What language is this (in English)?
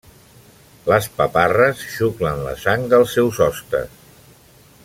Catalan